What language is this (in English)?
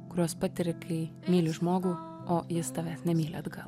Lithuanian